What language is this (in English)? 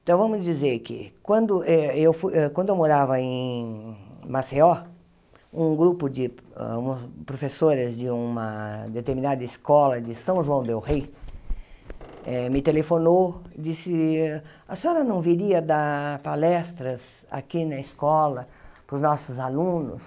Portuguese